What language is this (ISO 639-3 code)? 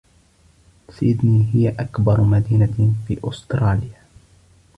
ara